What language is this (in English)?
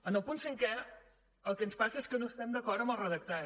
Catalan